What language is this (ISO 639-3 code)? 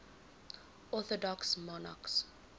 eng